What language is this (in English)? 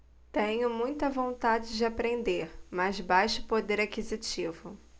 Portuguese